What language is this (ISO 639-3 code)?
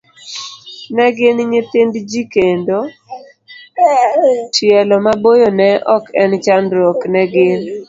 luo